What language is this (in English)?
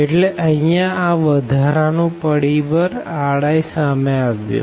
Gujarati